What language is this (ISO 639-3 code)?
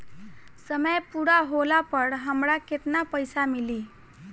bho